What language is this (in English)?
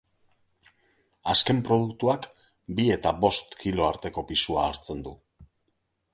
Basque